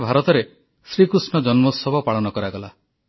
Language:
Odia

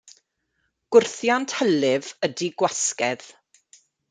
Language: Welsh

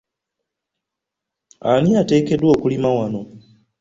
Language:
Ganda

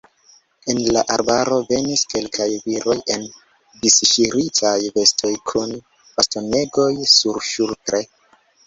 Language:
Esperanto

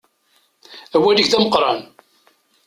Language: Kabyle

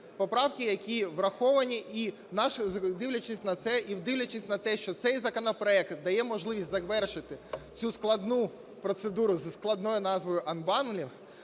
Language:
Ukrainian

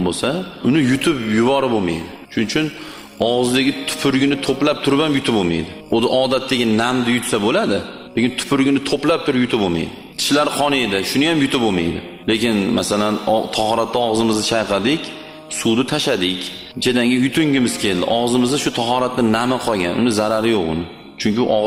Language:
Turkish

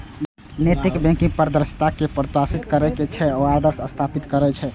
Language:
Maithili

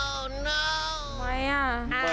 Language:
Thai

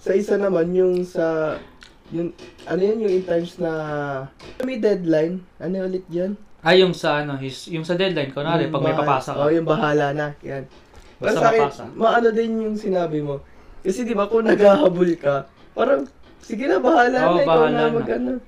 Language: Filipino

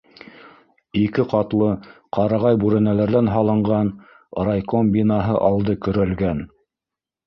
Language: Bashkir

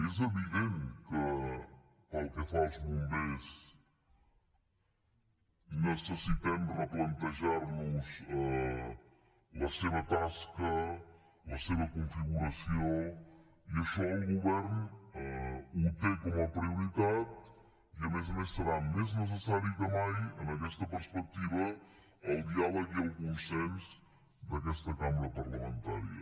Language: Catalan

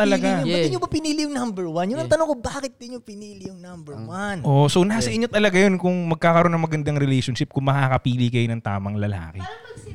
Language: Filipino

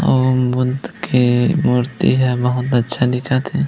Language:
Chhattisgarhi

